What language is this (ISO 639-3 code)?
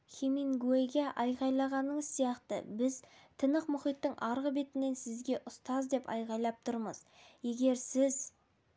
kaz